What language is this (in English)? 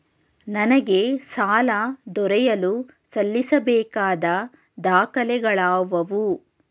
Kannada